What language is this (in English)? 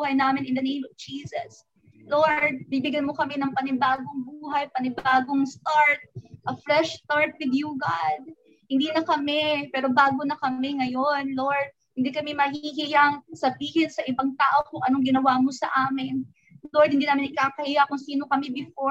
Filipino